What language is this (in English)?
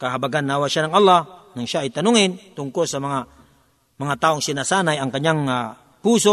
Filipino